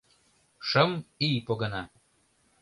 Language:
Mari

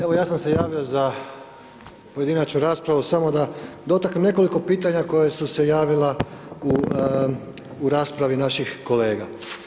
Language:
Croatian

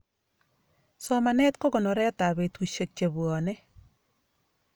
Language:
Kalenjin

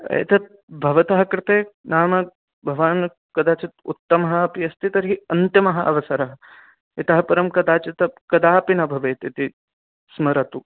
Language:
Sanskrit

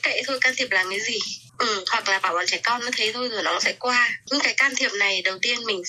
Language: Vietnamese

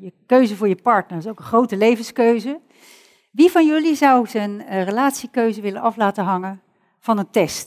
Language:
Dutch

